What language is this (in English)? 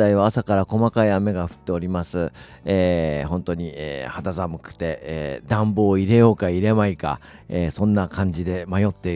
Japanese